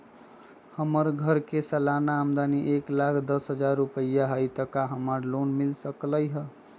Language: Magahi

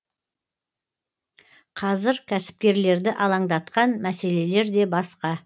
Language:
Kazakh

